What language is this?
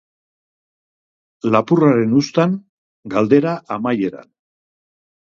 Basque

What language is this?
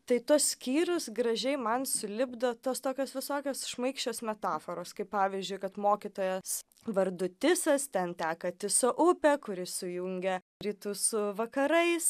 Lithuanian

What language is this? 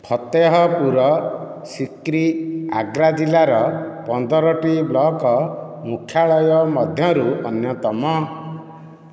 Odia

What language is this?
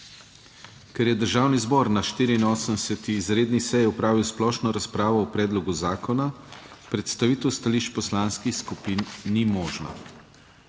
Slovenian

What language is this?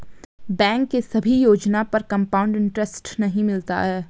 Hindi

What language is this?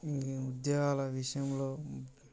Telugu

